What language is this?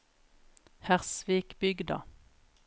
Norwegian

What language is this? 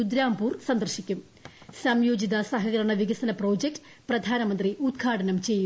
Malayalam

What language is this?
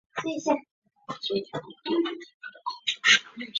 Chinese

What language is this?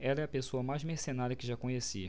Portuguese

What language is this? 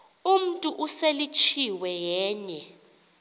Xhosa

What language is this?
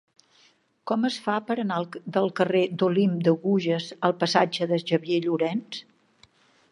Catalan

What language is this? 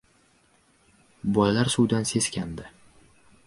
Uzbek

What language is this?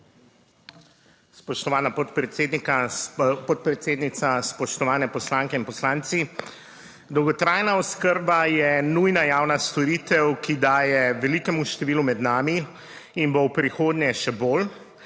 Slovenian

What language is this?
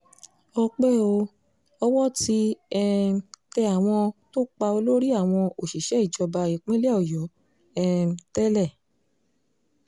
Yoruba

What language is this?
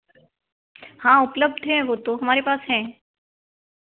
Hindi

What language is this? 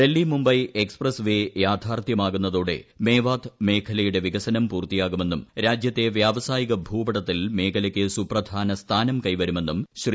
Malayalam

